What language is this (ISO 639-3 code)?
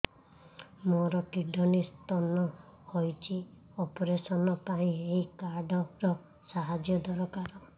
ori